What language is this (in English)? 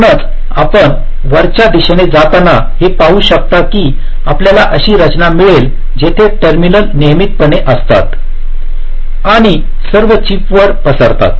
Marathi